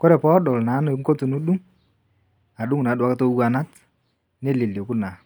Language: Masai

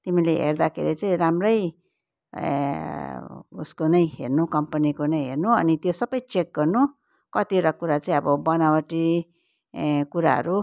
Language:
Nepali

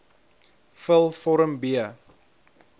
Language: Afrikaans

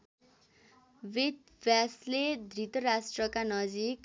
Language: Nepali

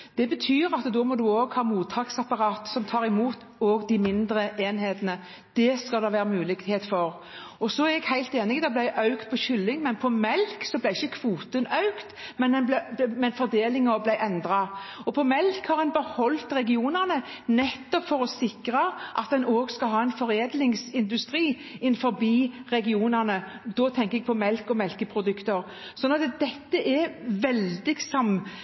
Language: Norwegian Bokmål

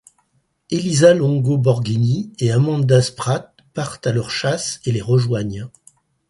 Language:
French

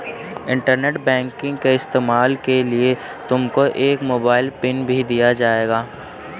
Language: Hindi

